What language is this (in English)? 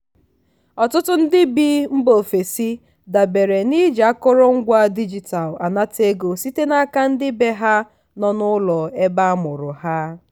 Igbo